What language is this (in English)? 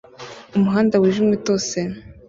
Kinyarwanda